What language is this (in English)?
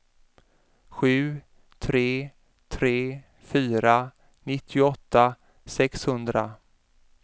Swedish